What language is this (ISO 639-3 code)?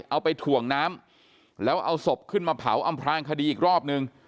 tha